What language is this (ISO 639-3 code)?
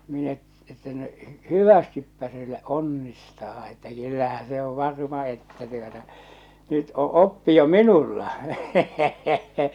fin